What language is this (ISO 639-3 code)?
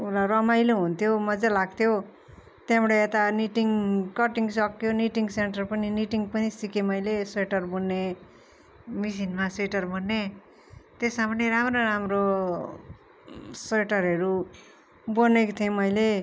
nep